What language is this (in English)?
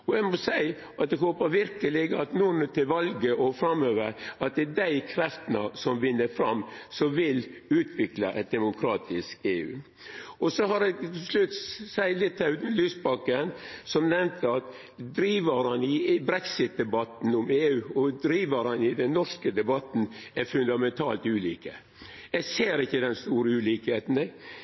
Norwegian Nynorsk